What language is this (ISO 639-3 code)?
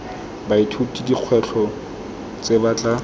tsn